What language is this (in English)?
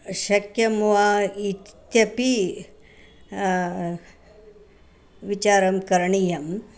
Sanskrit